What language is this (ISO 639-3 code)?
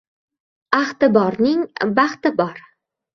uzb